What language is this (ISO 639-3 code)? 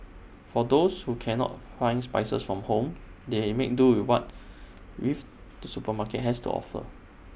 eng